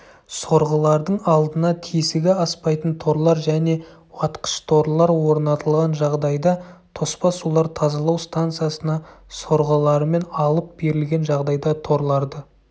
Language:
Kazakh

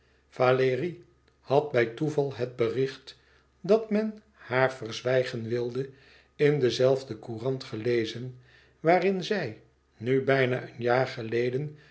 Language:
Dutch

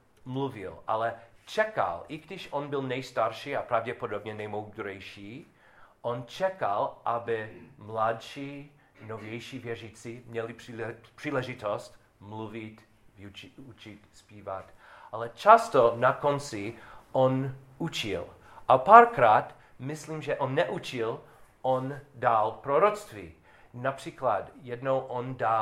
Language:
Czech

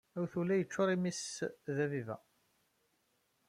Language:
Kabyle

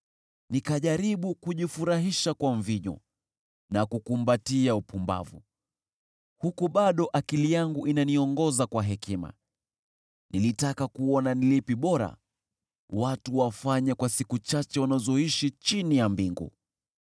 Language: Swahili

